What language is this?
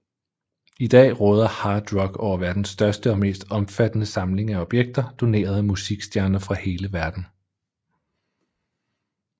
Danish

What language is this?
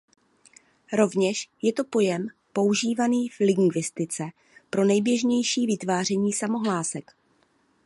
Czech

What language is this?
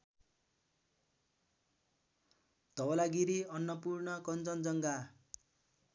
Nepali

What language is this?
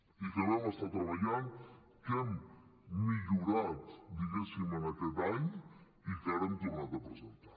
Catalan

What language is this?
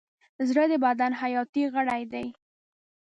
Pashto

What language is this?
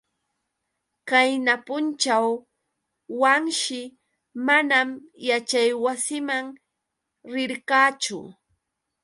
Yauyos Quechua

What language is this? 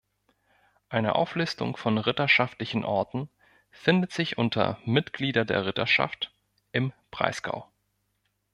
German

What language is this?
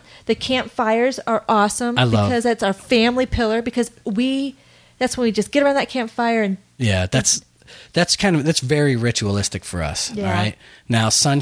English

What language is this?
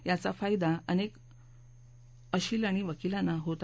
Marathi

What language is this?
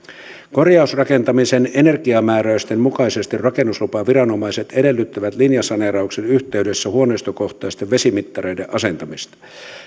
Finnish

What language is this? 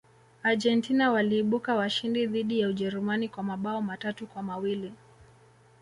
Swahili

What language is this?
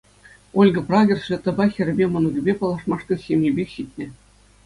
Chuvash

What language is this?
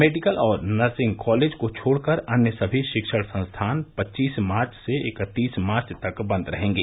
Hindi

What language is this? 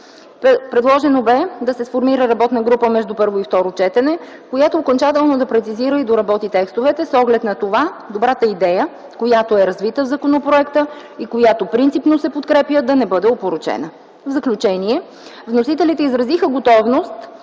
Bulgarian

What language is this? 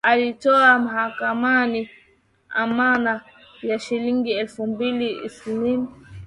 Swahili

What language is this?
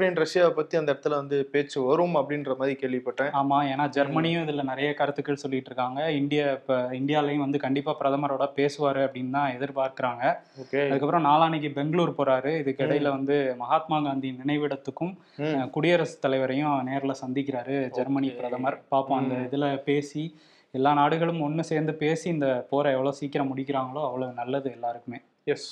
Tamil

